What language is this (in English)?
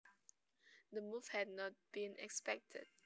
Javanese